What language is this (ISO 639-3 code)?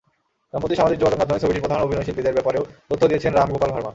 ben